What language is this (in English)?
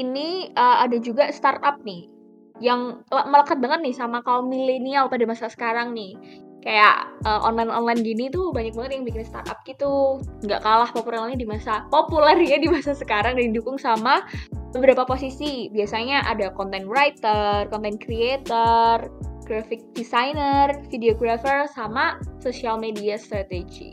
Indonesian